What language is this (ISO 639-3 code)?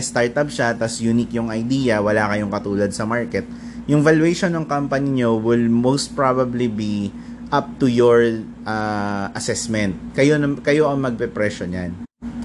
fil